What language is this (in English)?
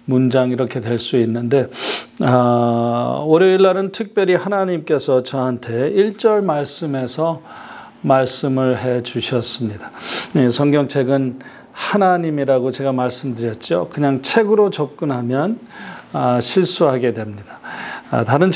Korean